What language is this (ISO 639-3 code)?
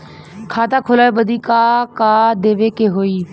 bho